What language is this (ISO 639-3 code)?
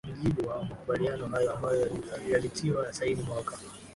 swa